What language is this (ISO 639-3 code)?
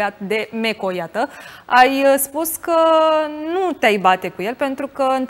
ron